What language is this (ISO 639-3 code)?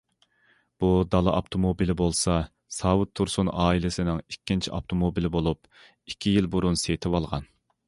uig